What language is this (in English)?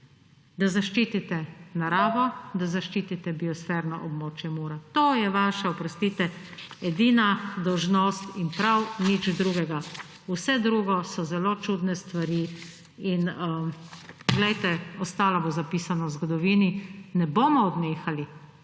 Slovenian